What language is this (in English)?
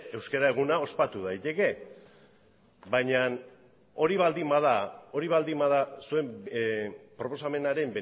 Basque